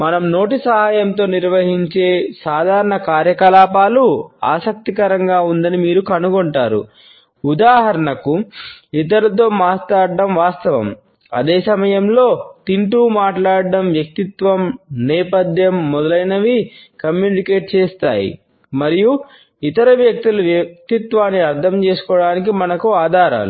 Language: Telugu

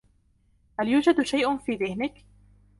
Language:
Arabic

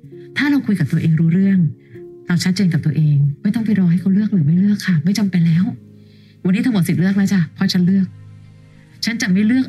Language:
Thai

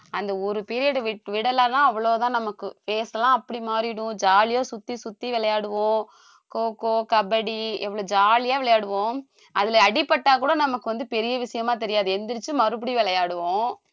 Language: Tamil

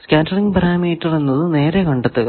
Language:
Malayalam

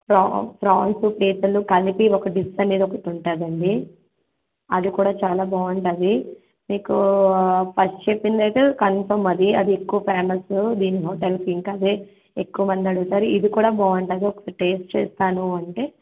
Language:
Telugu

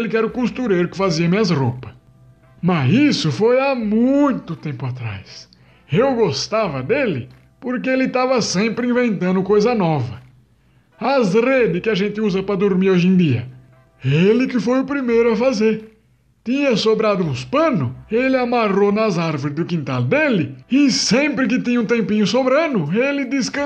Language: Portuguese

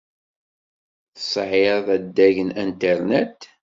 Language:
Kabyle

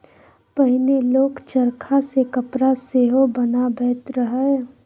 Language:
Maithili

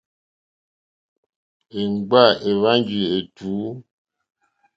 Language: Mokpwe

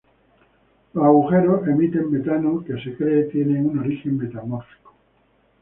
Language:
Spanish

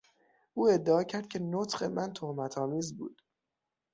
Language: Persian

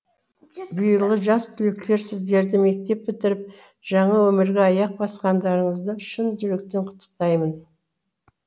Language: Kazakh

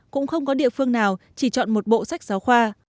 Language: Vietnamese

